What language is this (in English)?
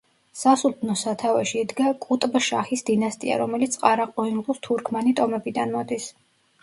Georgian